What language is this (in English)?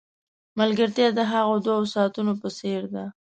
Pashto